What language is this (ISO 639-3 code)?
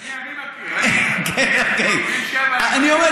heb